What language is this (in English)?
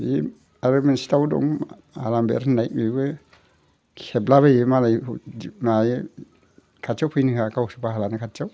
Bodo